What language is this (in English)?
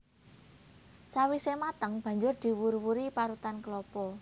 Javanese